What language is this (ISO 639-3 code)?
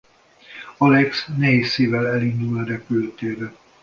hun